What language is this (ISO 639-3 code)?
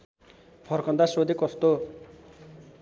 nep